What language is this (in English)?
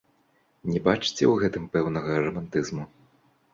Belarusian